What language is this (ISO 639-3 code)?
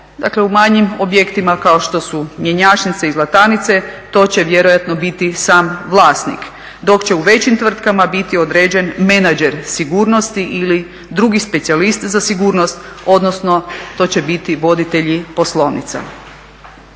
hrv